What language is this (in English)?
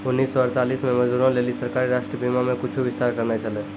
Maithili